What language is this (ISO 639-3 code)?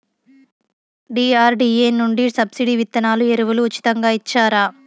tel